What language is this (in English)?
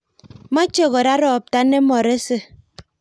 Kalenjin